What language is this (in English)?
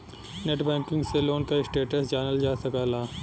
Bhojpuri